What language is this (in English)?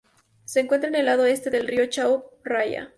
Spanish